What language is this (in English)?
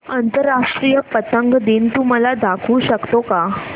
Marathi